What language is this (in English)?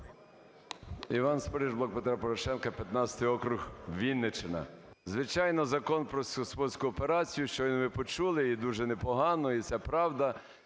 Ukrainian